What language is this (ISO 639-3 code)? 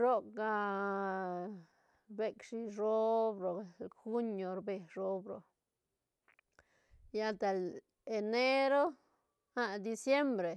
ztn